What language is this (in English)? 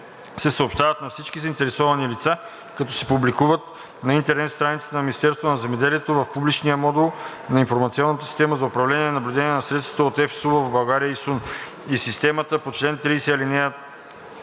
Bulgarian